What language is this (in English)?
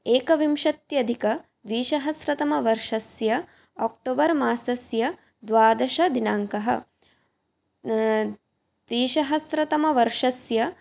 Sanskrit